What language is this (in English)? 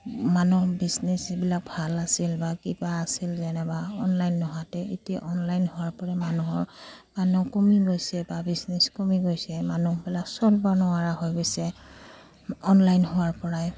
Assamese